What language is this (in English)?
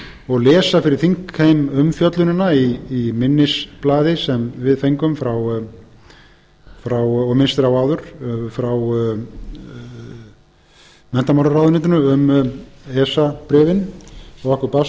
Icelandic